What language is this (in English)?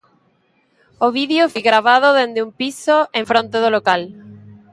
Galician